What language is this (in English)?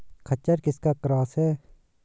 Hindi